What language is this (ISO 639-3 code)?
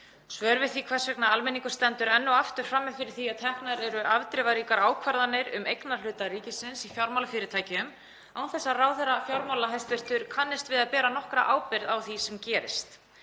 isl